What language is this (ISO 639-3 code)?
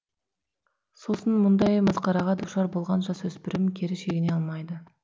kaz